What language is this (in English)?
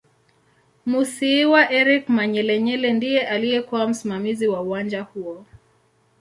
Swahili